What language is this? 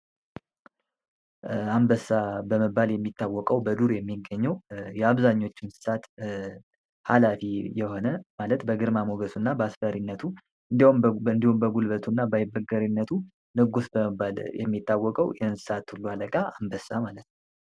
Amharic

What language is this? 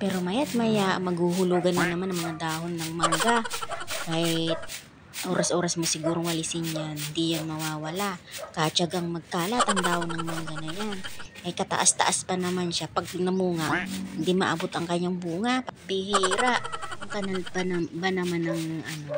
Filipino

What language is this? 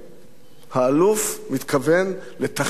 Hebrew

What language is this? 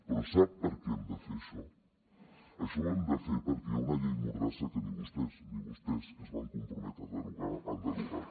Catalan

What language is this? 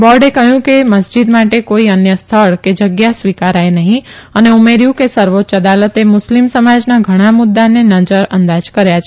Gujarati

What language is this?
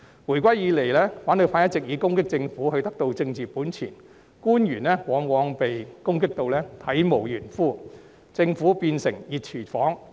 Cantonese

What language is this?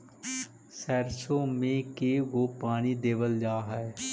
Magahi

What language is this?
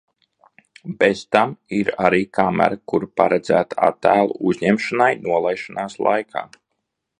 Latvian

